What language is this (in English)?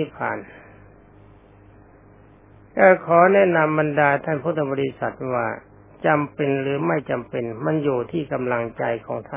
Thai